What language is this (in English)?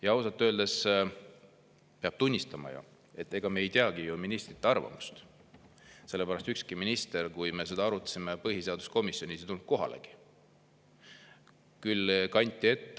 Estonian